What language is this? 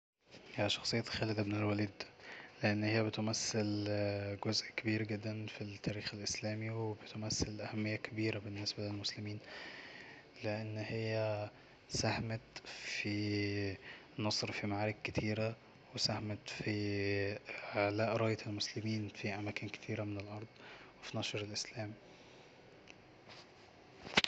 Egyptian Arabic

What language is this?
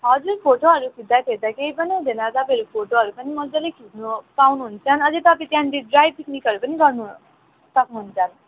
Nepali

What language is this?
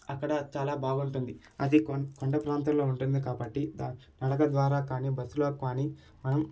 Telugu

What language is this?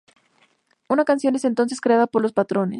Spanish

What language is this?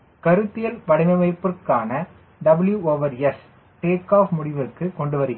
Tamil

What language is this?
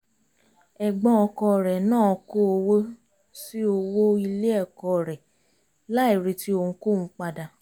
Yoruba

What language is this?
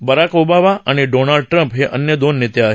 Marathi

